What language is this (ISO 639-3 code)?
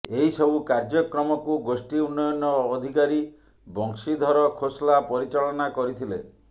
ori